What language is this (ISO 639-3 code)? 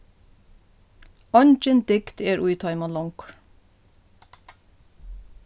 fao